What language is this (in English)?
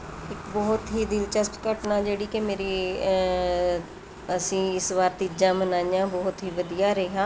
Punjabi